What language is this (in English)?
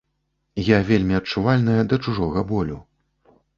Belarusian